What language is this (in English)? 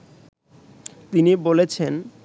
Bangla